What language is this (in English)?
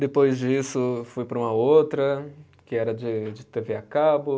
Portuguese